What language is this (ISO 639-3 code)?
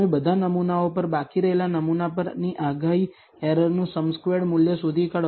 guj